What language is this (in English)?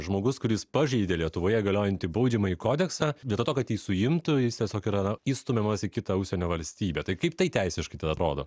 Lithuanian